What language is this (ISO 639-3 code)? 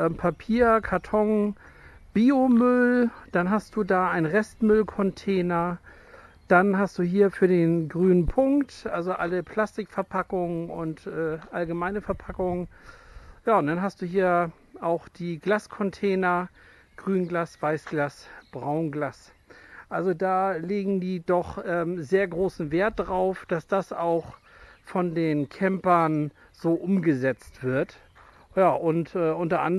deu